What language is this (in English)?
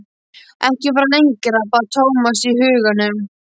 Icelandic